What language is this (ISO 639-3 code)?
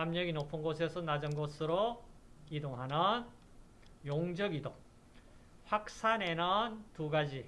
kor